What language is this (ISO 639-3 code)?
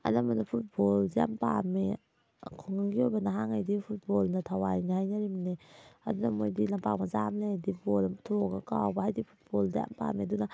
mni